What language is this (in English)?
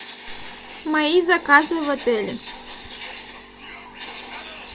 Russian